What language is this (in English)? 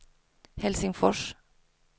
Swedish